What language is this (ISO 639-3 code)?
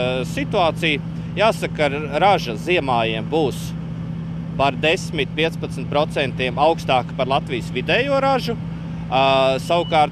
lav